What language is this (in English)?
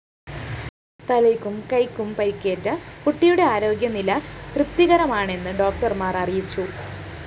Malayalam